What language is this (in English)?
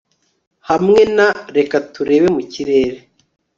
Kinyarwanda